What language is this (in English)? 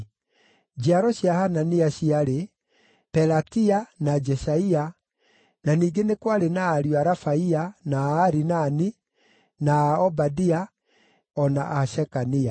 Kikuyu